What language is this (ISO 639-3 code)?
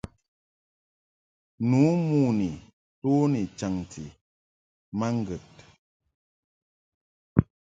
mhk